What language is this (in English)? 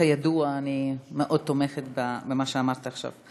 Hebrew